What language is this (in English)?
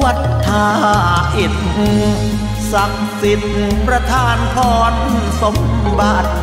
Thai